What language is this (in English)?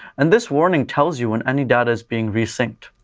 English